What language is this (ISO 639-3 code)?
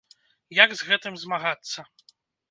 bel